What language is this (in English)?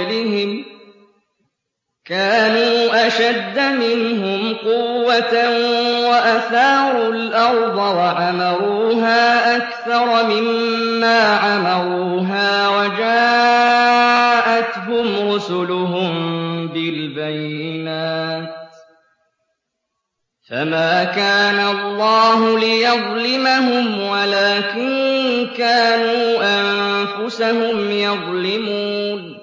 Arabic